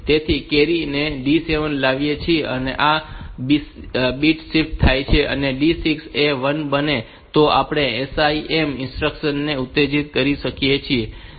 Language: Gujarati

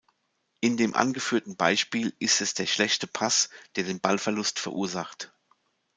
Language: German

